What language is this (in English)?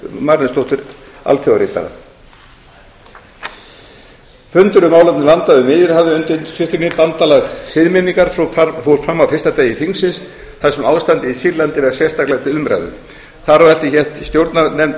Icelandic